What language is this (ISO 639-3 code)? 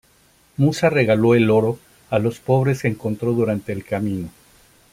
spa